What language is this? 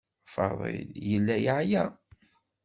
Kabyle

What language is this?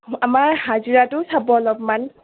Assamese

